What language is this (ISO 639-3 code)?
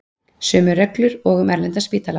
isl